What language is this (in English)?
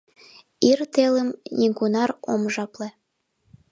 Mari